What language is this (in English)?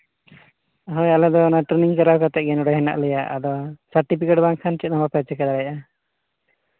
Santali